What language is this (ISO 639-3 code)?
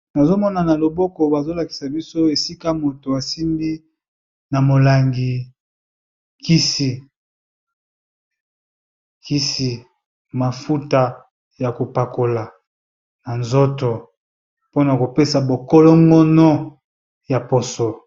lin